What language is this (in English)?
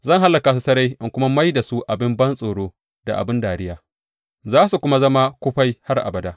Hausa